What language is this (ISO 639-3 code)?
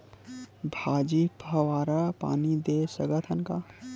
hne